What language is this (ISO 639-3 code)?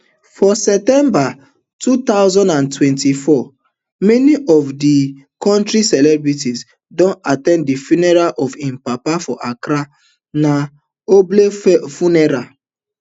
pcm